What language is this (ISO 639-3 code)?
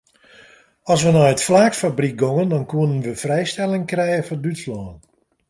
fry